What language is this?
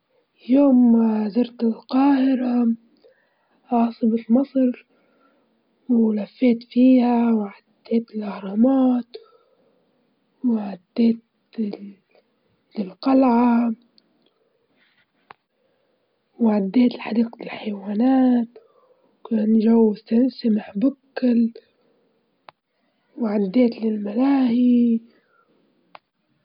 Libyan Arabic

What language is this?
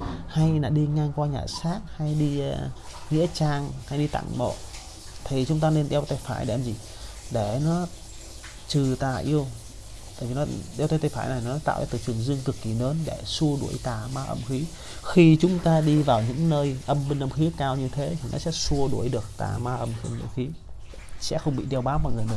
Vietnamese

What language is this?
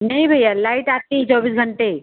Hindi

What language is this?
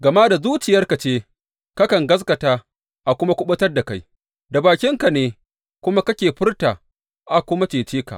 Hausa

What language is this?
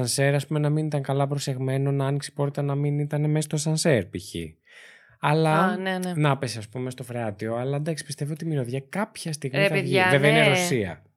Greek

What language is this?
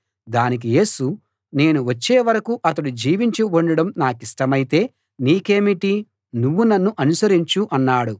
Telugu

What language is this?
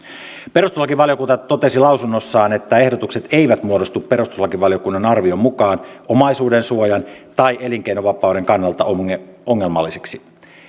Finnish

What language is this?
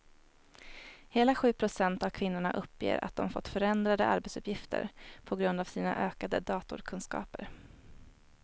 Swedish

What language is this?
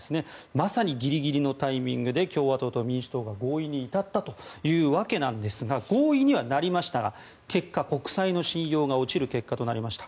Japanese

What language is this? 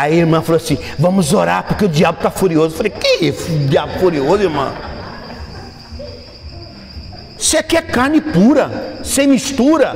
Portuguese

